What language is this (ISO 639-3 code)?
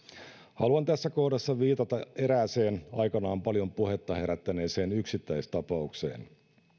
fin